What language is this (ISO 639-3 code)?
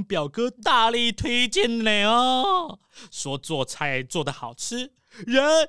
zho